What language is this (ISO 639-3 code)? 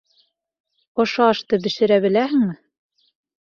bak